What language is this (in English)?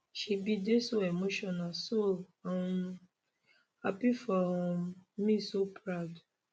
Nigerian Pidgin